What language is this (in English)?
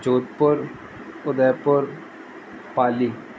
Sindhi